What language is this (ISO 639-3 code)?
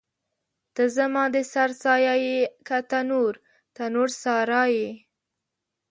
pus